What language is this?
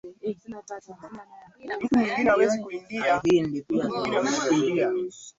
Swahili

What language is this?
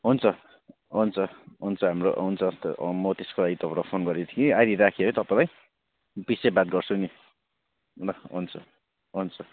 Nepali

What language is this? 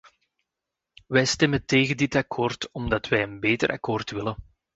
Dutch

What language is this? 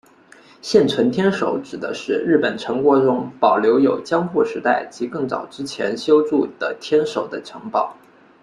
Chinese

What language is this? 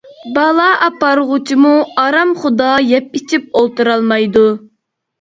Uyghur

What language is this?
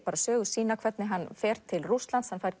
Icelandic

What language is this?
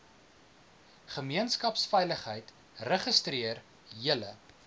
Afrikaans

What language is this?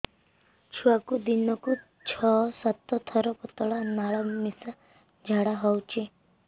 Odia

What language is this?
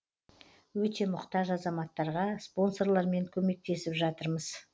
Kazakh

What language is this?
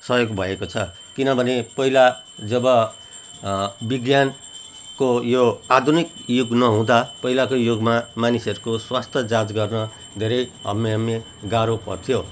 Nepali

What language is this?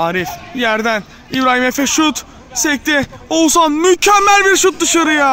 Turkish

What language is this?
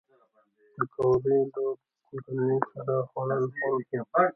Pashto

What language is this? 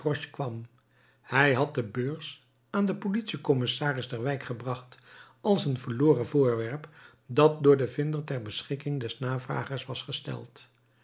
Dutch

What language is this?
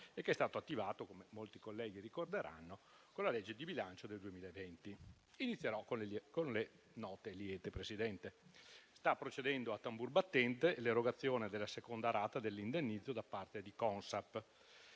Italian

